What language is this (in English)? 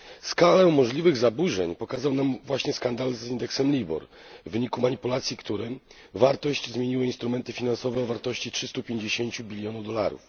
Polish